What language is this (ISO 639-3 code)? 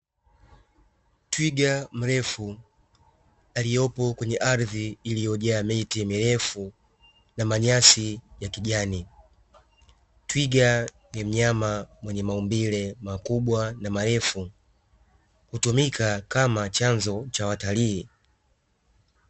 swa